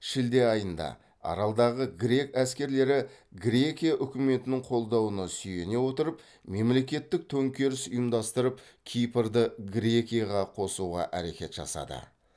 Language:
Kazakh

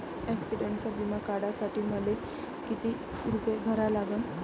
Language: Marathi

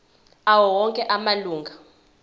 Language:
Zulu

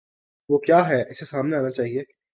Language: Urdu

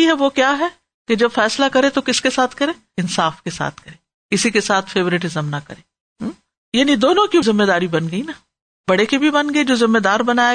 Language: Urdu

